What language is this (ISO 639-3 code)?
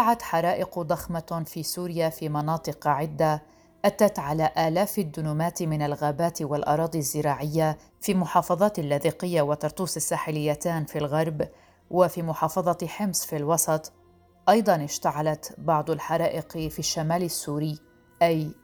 ara